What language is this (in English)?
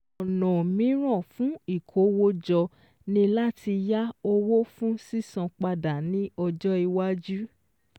Yoruba